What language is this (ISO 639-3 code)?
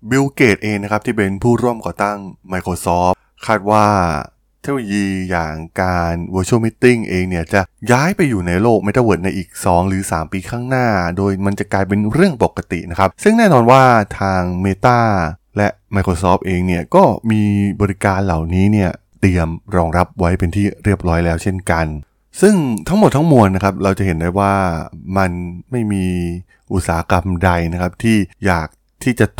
tha